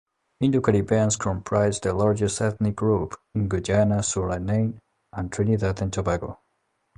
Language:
English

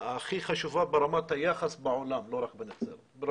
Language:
Hebrew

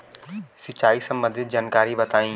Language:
Bhojpuri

